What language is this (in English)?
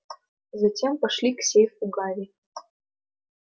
Russian